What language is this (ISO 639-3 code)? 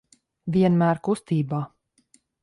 lav